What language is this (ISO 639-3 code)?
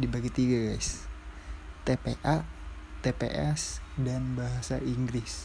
ind